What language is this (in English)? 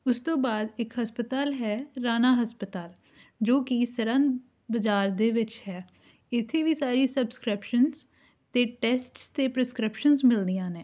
Punjabi